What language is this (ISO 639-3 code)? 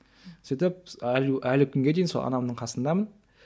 kaz